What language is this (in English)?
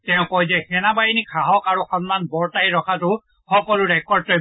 Assamese